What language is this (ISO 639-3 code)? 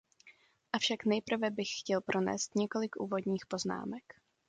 ces